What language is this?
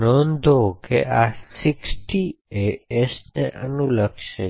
Gujarati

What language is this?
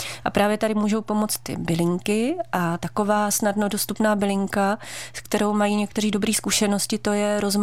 Czech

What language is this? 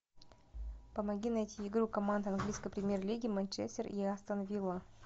Russian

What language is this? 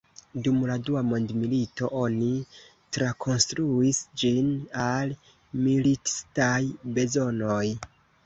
Esperanto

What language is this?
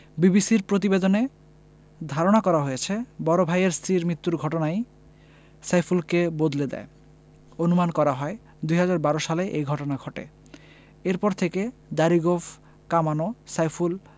Bangla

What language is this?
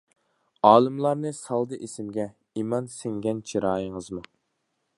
Uyghur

